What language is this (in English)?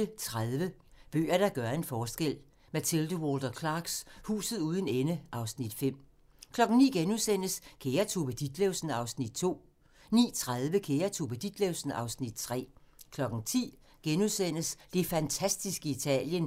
Danish